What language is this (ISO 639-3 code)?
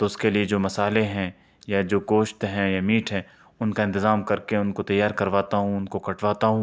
urd